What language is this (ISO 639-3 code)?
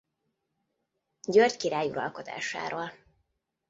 hun